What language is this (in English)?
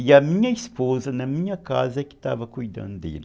Portuguese